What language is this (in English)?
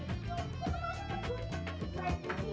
Indonesian